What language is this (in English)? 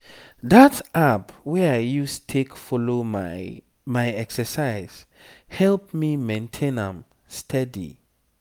Nigerian Pidgin